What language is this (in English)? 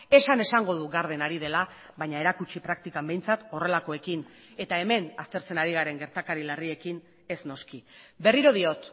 Basque